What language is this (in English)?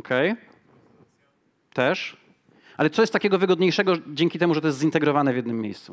Polish